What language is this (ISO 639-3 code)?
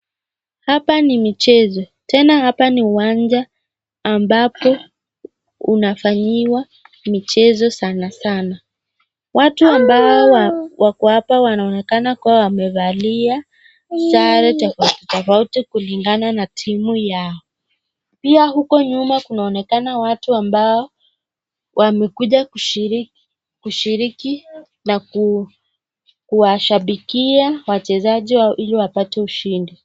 swa